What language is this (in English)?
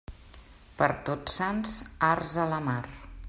Catalan